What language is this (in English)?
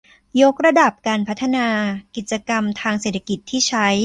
Thai